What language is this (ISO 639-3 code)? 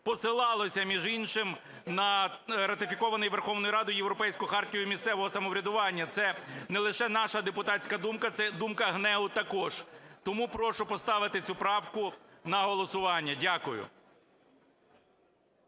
ukr